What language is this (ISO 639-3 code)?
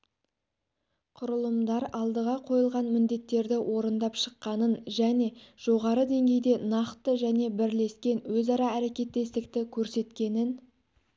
kaz